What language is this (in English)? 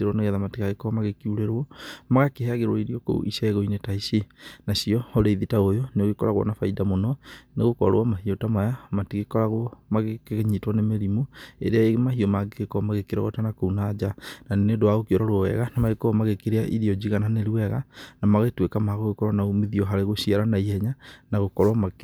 Kikuyu